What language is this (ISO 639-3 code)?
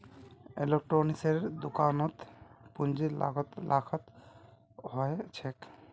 mag